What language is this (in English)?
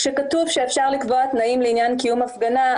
Hebrew